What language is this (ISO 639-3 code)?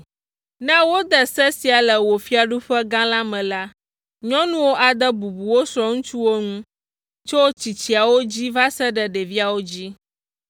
ewe